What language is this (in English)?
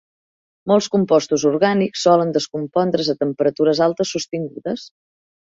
Catalan